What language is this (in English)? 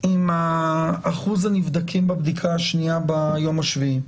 Hebrew